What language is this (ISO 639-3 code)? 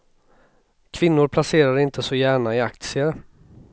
swe